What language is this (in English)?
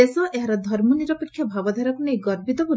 Odia